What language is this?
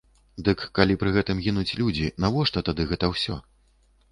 Belarusian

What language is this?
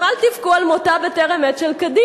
Hebrew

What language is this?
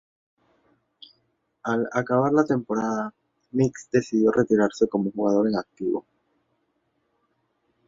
Spanish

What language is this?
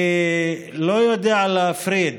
Hebrew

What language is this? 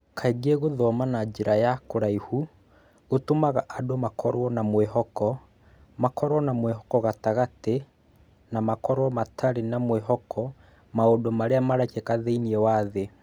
Kikuyu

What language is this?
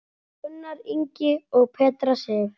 Icelandic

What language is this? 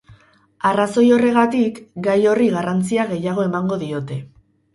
Basque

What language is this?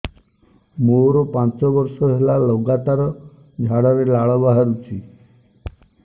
Odia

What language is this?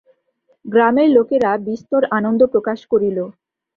Bangla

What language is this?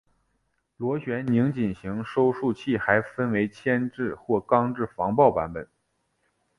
Chinese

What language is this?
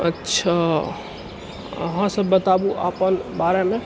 Maithili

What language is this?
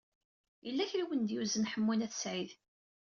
Kabyle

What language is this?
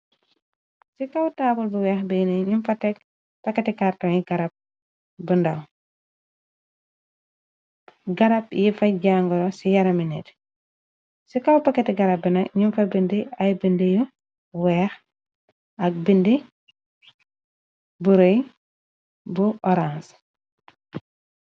Wolof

